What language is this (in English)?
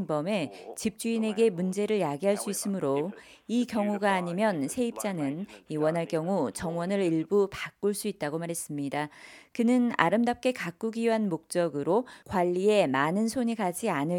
Korean